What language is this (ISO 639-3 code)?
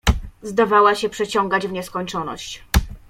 pol